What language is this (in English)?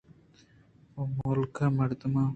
Eastern Balochi